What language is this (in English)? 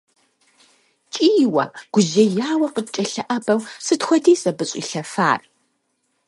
Kabardian